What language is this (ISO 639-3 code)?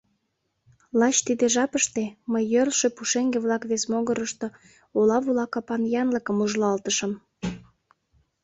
chm